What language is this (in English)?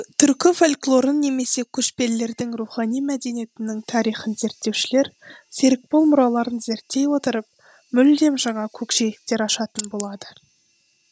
Kazakh